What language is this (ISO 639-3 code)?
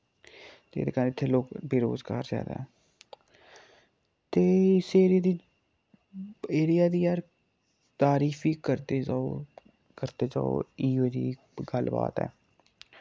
doi